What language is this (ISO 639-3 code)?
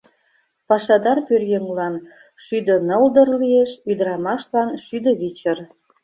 chm